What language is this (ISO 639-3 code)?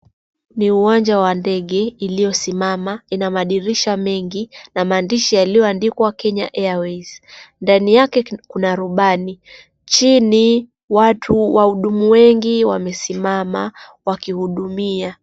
swa